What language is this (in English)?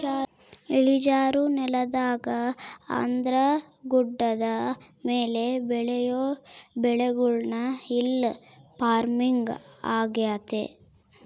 Kannada